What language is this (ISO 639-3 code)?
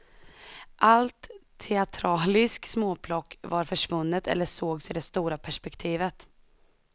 swe